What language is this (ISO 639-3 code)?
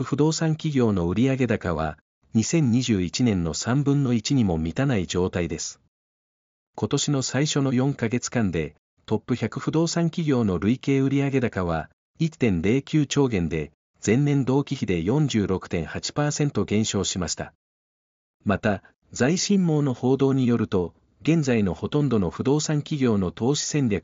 jpn